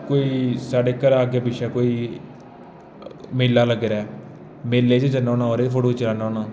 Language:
Dogri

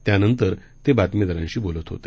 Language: Marathi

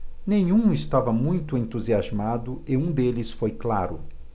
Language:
Portuguese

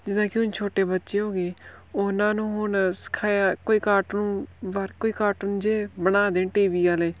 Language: Punjabi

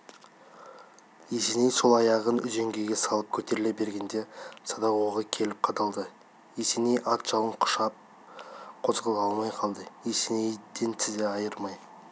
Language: Kazakh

